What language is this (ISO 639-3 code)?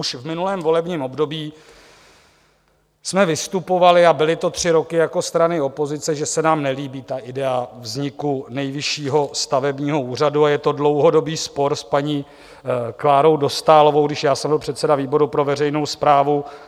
ces